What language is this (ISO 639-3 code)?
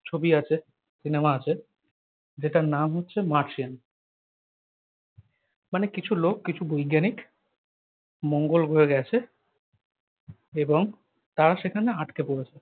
ben